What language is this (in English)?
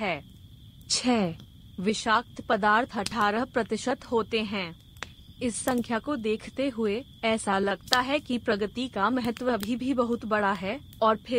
Hindi